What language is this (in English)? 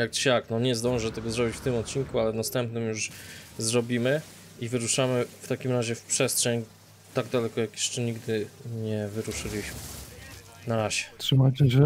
Polish